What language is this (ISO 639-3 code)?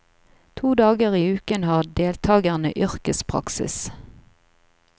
nor